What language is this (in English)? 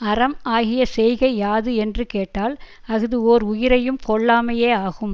Tamil